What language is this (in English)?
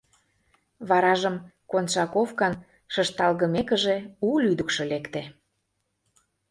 Mari